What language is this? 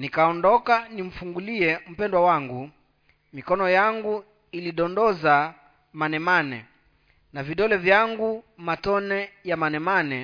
Swahili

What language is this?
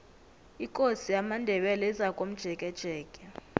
South Ndebele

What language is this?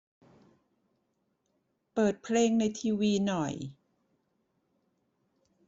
Thai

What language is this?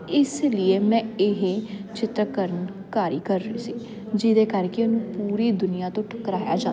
Punjabi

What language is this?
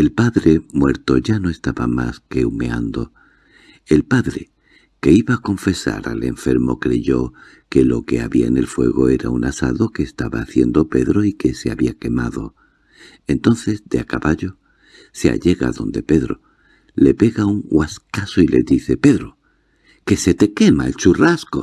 Spanish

